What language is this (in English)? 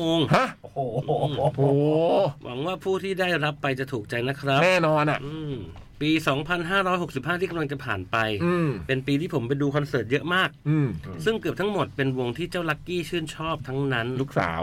Thai